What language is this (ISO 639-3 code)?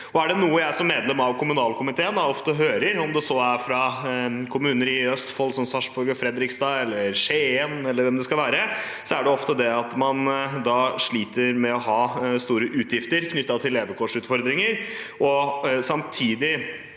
nor